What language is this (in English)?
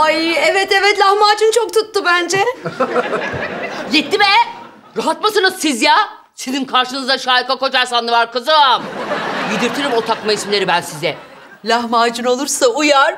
Turkish